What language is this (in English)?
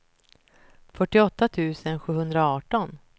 Swedish